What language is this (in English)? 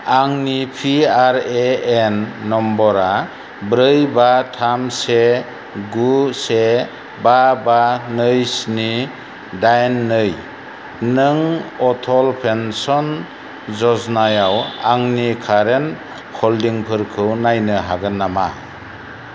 Bodo